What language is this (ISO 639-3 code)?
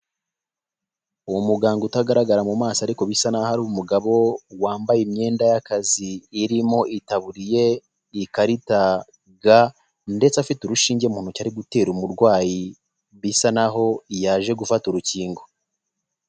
kin